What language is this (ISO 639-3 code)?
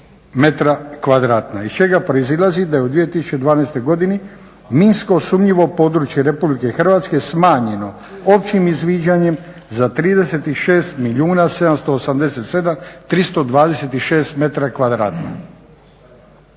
hrv